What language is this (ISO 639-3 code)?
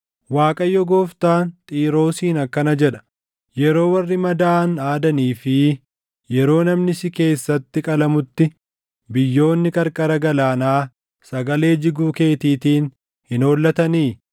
orm